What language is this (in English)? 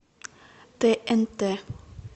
Russian